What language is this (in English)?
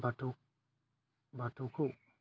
Bodo